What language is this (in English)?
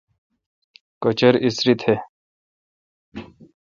Kalkoti